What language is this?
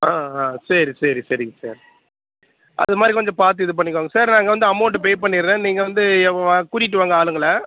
Tamil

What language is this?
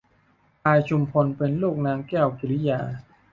Thai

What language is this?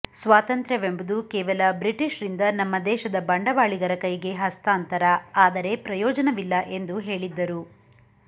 Kannada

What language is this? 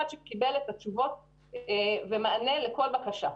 Hebrew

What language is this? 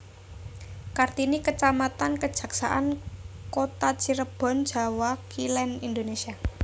Javanese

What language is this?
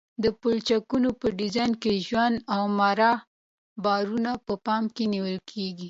Pashto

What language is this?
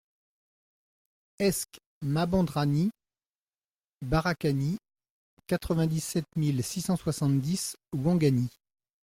French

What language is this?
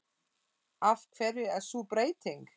Icelandic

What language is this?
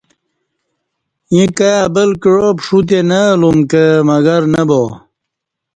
Kati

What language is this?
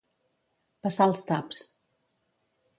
Catalan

